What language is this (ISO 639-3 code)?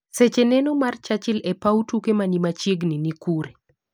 luo